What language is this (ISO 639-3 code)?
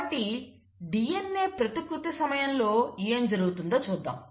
tel